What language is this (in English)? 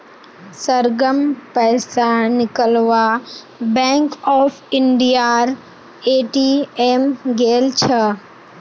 Magahi